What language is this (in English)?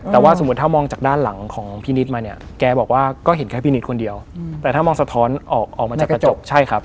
Thai